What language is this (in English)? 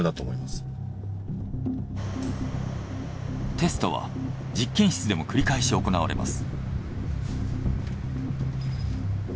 Japanese